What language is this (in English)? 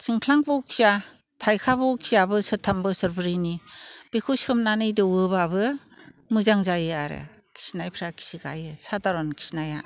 Bodo